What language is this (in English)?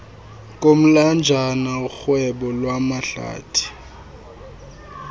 Xhosa